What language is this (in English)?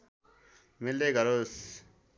Nepali